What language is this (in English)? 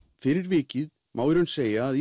Icelandic